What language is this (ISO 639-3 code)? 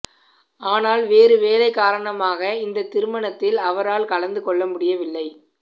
tam